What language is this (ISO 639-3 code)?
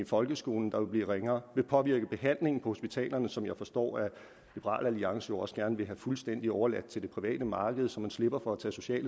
dan